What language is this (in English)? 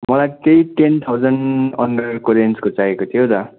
Nepali